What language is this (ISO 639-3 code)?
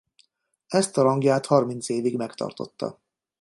hun